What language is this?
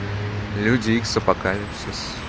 Russian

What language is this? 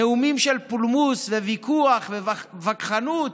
Hebrew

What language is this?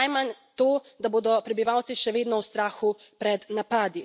Slovenian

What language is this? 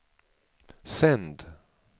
Swedish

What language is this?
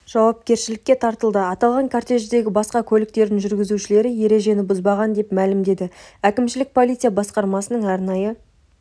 Kazakh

